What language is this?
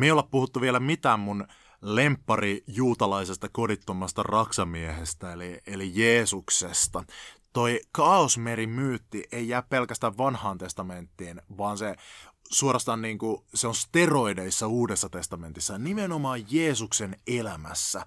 Finnish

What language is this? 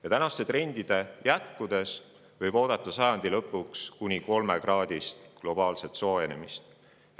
Estonian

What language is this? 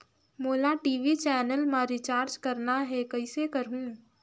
Chhattisgarhi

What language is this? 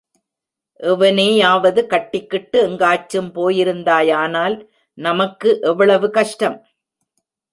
Tamil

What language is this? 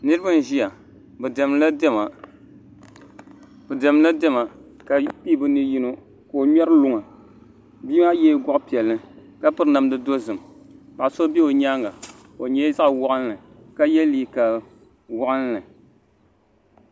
Dagbani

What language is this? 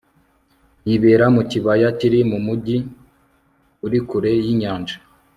Kinyarwanda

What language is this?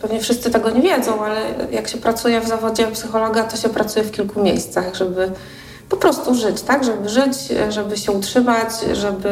Polish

